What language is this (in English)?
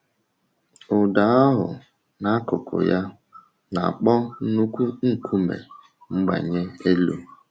Igbo